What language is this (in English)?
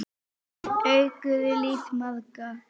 Icelandic